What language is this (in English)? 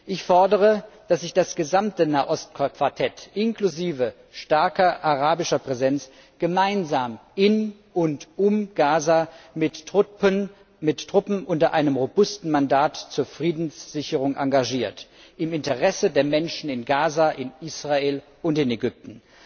German